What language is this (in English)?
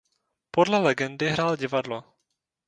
Czech